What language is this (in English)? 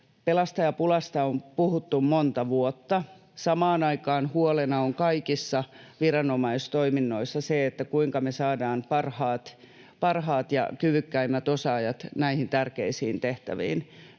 Finnish